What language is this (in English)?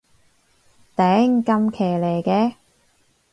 Cantonese